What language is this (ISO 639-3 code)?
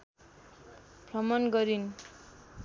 nep